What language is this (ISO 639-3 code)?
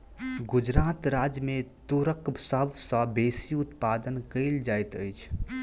mai